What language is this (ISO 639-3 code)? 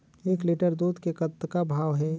hne